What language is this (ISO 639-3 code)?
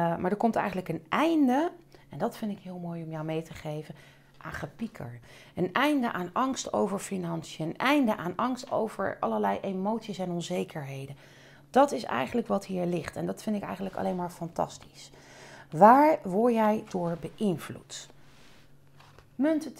nld